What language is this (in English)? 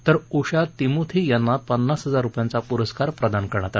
Marathi